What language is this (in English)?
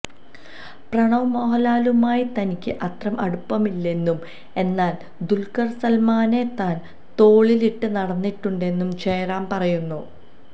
Malayalam